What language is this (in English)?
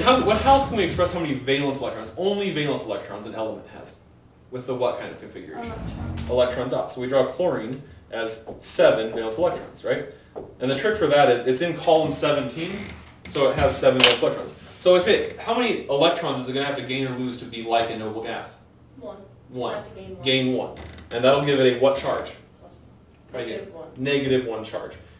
English